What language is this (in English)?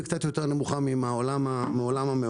Hebrew